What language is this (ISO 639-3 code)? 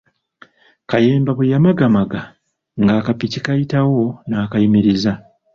lug